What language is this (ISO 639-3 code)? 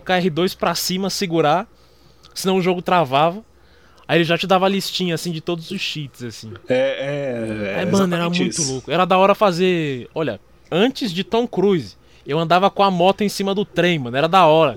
por